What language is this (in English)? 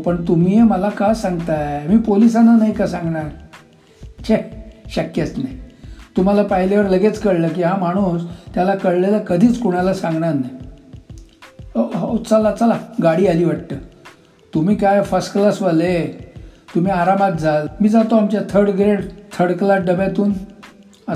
Marathi